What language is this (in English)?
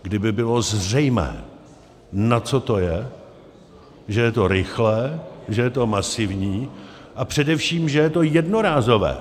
Czech